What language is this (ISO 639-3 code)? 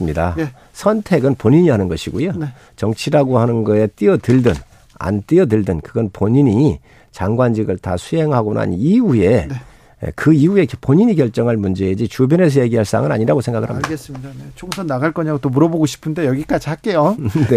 kor